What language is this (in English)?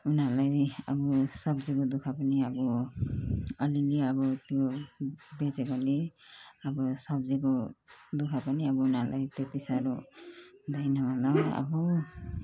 Nepali